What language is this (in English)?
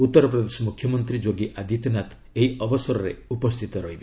Odia